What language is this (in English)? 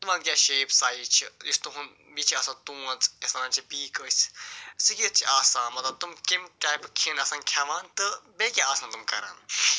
Kashmiri